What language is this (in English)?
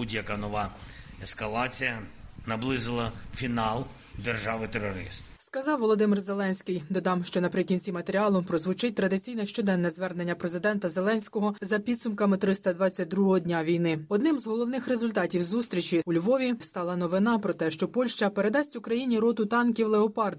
Ukrainian